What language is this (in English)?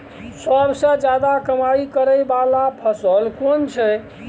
Maithili